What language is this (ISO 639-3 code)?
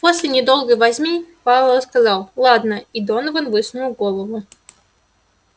rus